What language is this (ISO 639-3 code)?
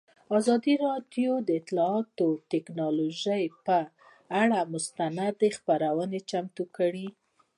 pus